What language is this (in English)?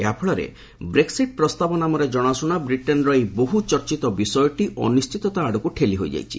Odia